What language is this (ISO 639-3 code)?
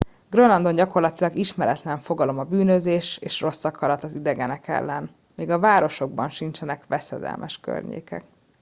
hun